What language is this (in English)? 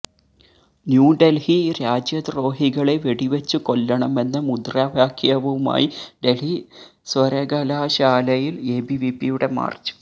Malayalam